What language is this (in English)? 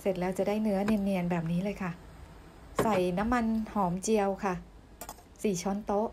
Thai